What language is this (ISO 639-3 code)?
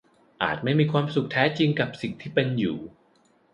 tha